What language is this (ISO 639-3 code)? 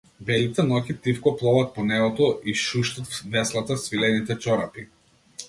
mkd